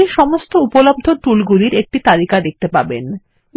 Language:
Bangla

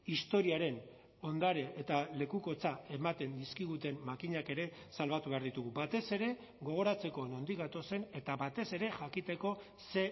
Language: Basque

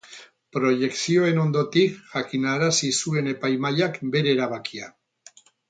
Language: Basque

